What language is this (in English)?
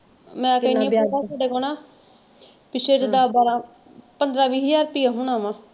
Punjabi